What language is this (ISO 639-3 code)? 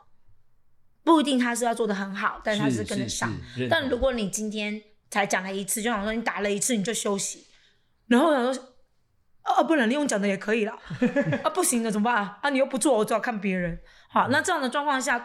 zho